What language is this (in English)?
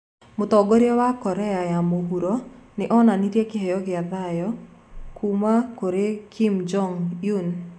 Kikuyu